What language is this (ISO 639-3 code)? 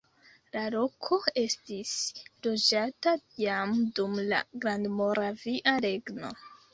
epo